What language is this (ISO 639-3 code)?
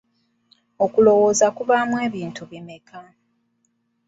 lug